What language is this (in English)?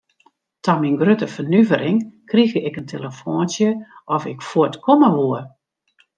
Western Frisian